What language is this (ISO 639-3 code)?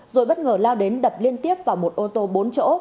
vie